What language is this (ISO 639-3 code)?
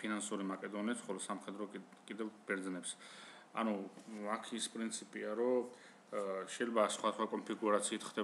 ron